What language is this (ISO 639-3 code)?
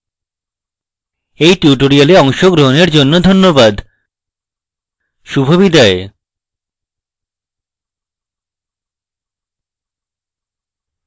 ben